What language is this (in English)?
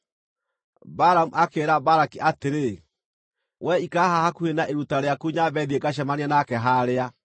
Kikuyu